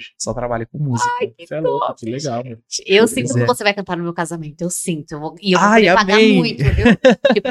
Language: Portuguese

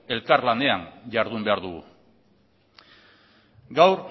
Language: Basque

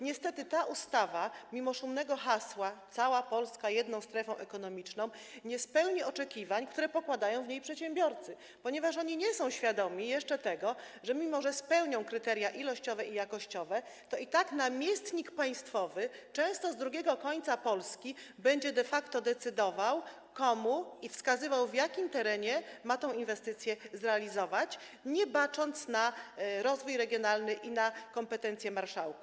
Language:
Polish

